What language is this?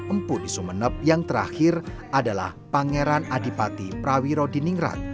Indonesian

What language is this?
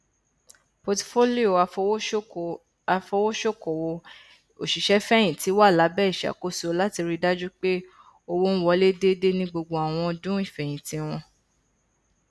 Yoruba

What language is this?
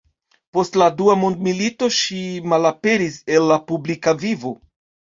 Esperanto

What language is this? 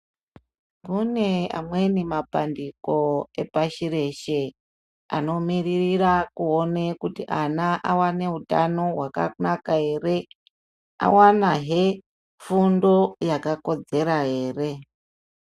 Ndau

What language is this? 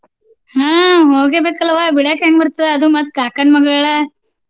Kannada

